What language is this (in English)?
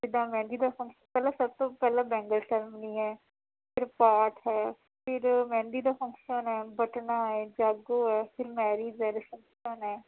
Punjabi